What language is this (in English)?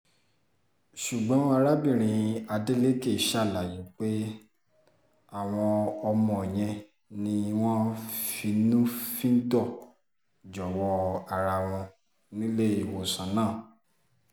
Yoruba